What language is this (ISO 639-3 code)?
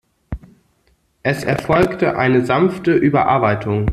deu